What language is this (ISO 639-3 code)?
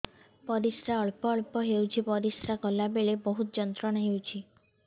ori